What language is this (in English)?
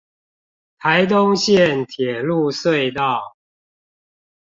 Chinese